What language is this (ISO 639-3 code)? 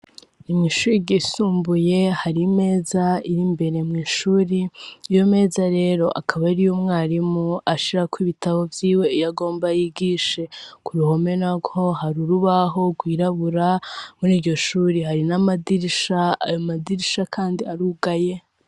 run